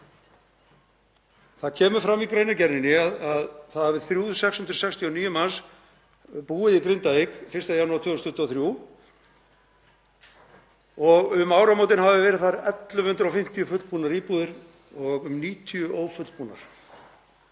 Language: Icelandic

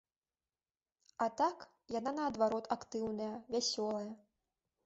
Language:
Belarusian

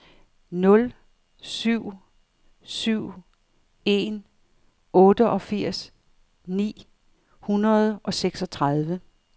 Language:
Danish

